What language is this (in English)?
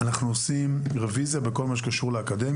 Hebrew